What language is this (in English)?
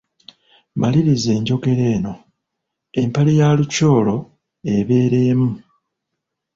Ganda